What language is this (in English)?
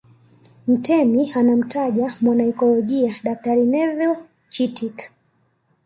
Swahili